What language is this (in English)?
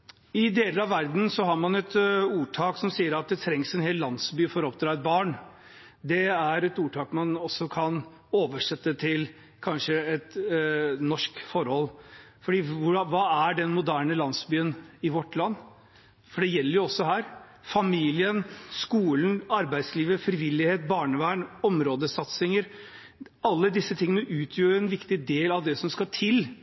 Norwegian Bokmål